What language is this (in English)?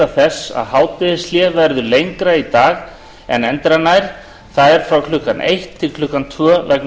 Icelandic